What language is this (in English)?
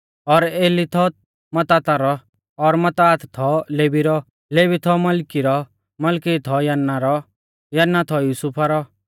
Mahasu Pahari